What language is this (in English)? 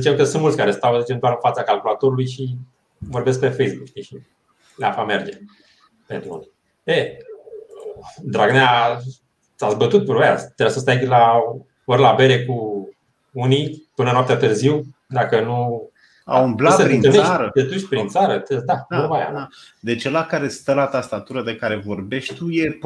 Romanian